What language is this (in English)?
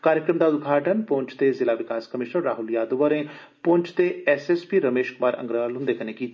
Dogri